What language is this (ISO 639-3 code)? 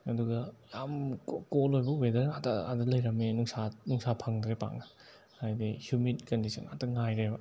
mni